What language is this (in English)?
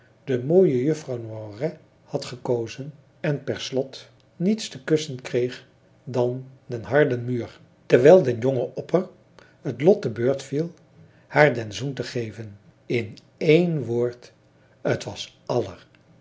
Dutch